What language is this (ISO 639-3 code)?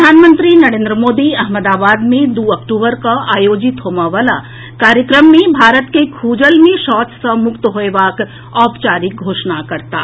mai